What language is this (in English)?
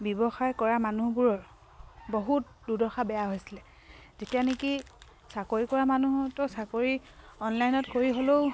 Assamese